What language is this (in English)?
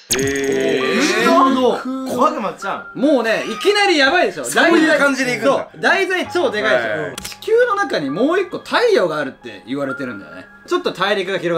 Japanese